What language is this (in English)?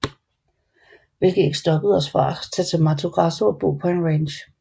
Danish